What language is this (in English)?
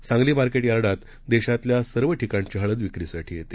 Marathi